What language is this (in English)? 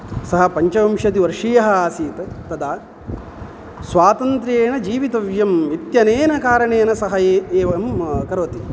Sanskrit